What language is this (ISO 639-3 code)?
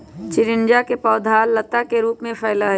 mag